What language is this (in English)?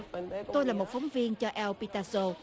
Vietnamese